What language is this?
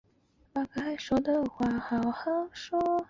Chinese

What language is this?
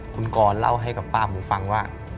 Thai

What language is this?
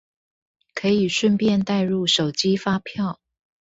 Chinese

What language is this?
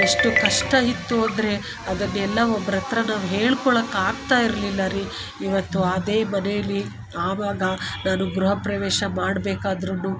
Kannada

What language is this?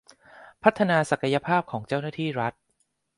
Thai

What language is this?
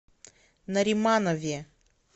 Russian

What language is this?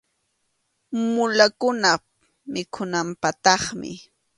Arequipa-La Unión Quechua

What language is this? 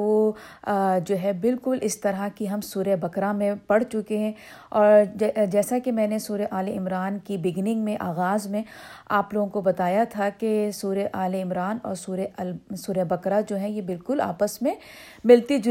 Urdu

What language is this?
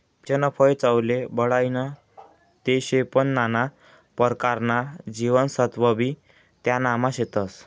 Marathi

